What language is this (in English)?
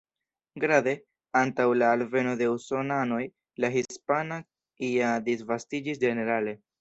Esperanto